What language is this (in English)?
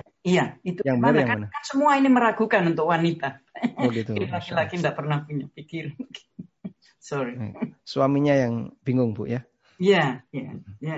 Indonesian